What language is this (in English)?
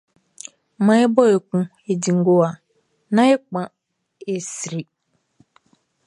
Baoulé